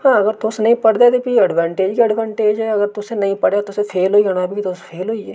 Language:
Dogri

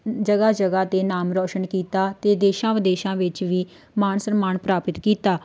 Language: Punjabi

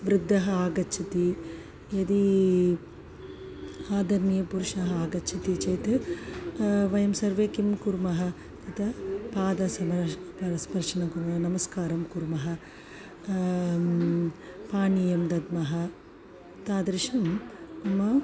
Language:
Sanskrit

